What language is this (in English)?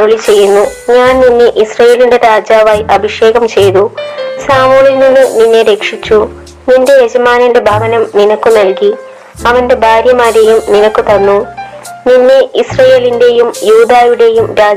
Malayalam